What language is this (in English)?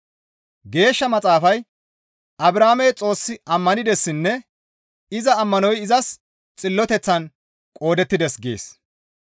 Gamo